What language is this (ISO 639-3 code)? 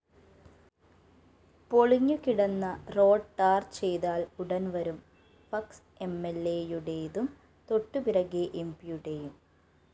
mal